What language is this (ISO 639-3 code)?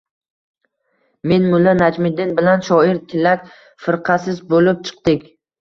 uzb